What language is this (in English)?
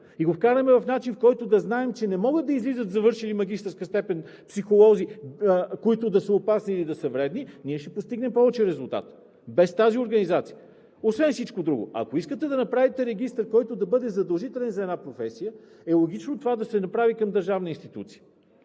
Bulgarian